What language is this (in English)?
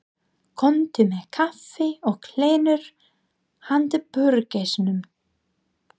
Icelandic